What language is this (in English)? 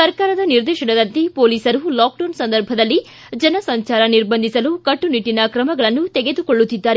Kannada